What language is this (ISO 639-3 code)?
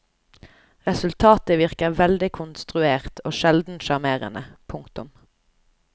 nor